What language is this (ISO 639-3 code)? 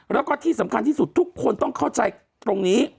tha